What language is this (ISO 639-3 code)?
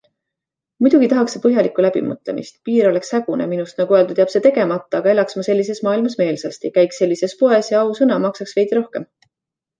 est